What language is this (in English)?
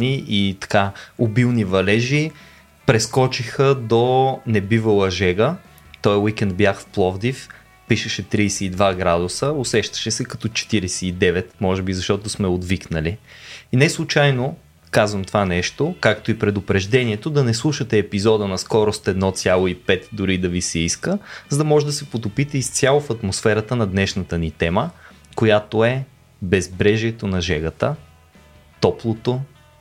Bulgarian